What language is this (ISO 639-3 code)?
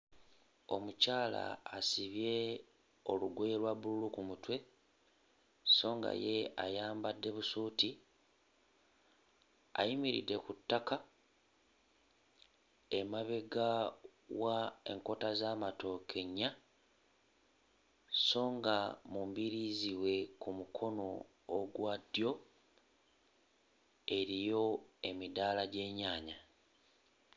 lug